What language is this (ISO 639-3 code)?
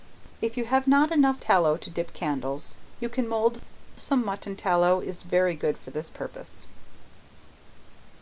eng